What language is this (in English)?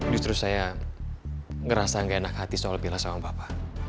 Indonesian